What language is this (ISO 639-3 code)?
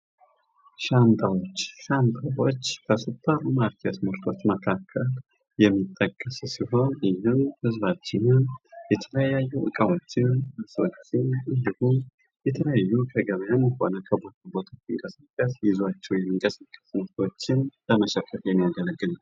amh